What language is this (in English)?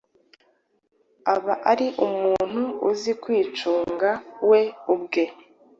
Kinyarwanda